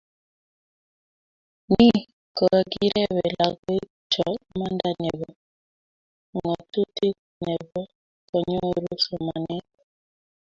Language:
Kalenjin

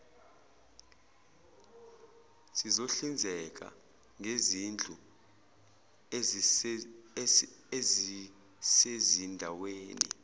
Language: Zulu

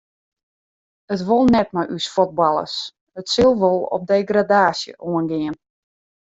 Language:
Western Frisian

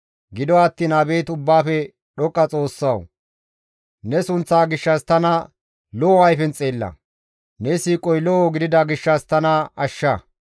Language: Gamo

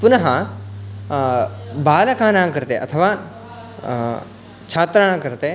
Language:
Sanskrit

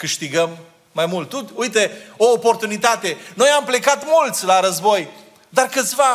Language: Romanian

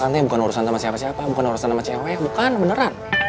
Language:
Indonesian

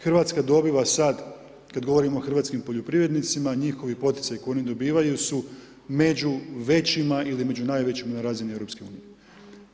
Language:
Croatian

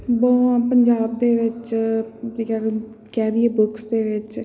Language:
Punjabi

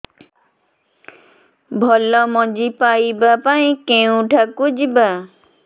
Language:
Odia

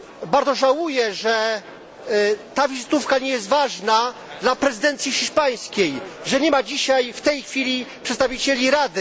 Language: Polish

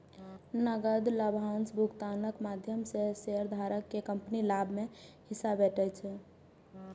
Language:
Maithili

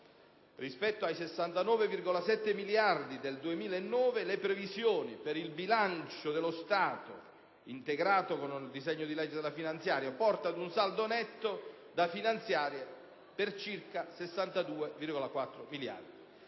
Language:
Italian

